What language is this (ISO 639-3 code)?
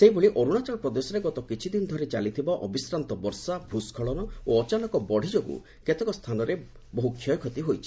ori